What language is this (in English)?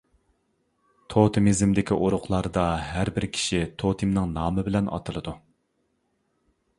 Uyghur